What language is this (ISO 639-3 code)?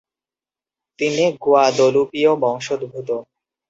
ben